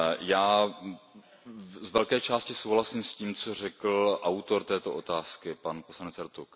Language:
Czech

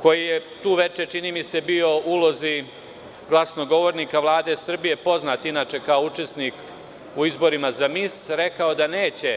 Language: Serbian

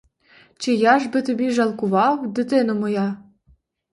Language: Ukrainian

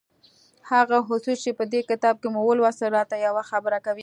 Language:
Pashto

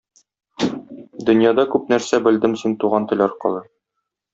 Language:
Tatar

